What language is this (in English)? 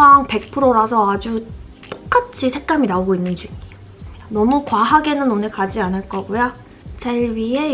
Korean